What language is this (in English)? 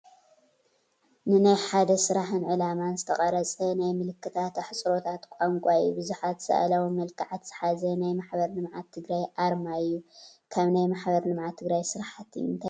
Tigrinya